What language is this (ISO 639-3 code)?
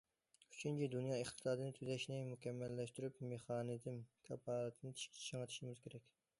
uig